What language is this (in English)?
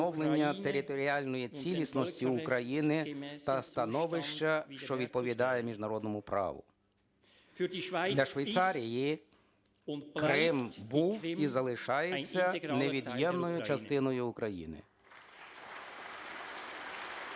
Ukrainian